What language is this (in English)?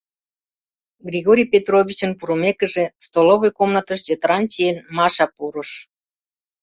Mari